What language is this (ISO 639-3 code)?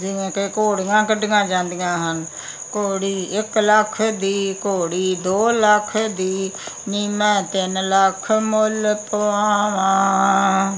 pan